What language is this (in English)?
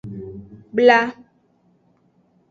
Aja (Benin)